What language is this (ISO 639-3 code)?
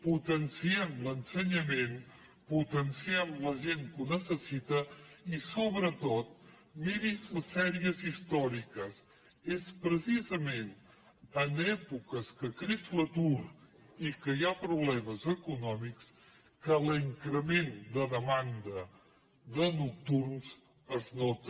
cat